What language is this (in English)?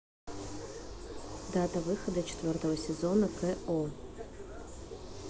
Russian